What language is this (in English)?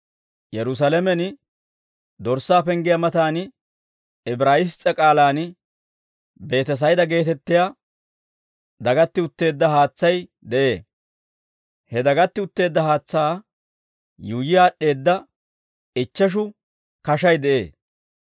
Dawro